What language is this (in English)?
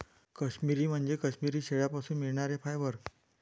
Marathi